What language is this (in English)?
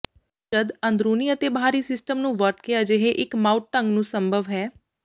Punjabi